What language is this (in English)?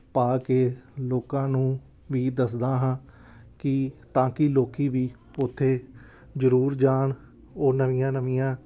Punjabi